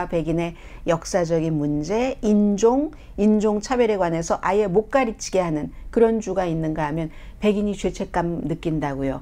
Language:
Korean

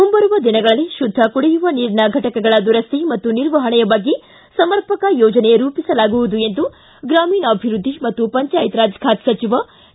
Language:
Kannada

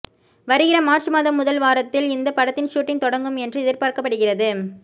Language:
Tamil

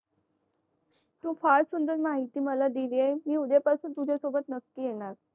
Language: Marathi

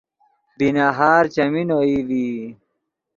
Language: Yidgha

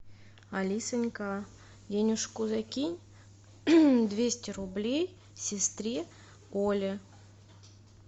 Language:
Russian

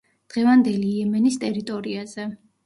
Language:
Georgian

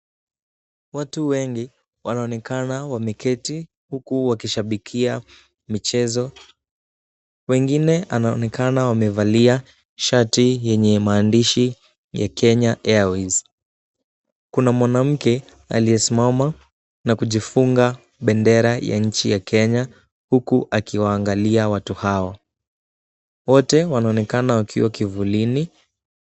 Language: Swahili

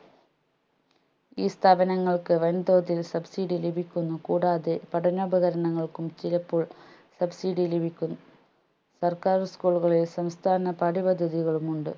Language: Malayalam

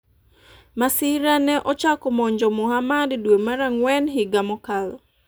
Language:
Luo (Kenya and Tanzania)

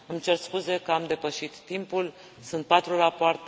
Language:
Romanian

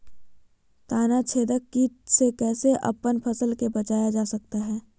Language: Magahi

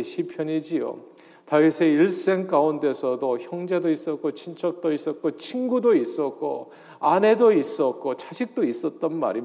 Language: Korean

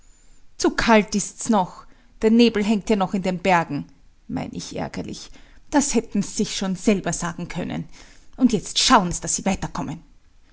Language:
German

